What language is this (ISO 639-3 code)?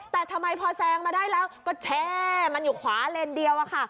tha